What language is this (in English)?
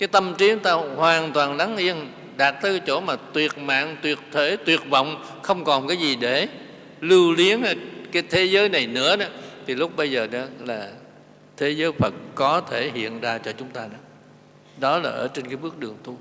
Vietnamese